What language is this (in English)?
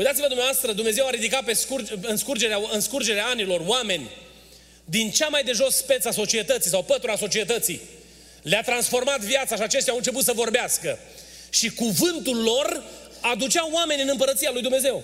Romanian